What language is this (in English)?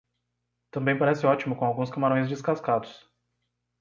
Portuguese